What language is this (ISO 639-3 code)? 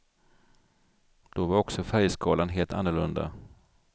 swe